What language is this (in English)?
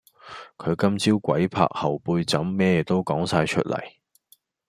Cantonese